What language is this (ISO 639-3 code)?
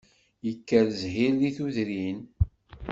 kab